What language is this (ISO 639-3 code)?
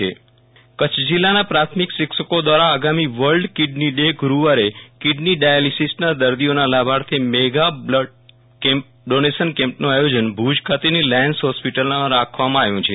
guj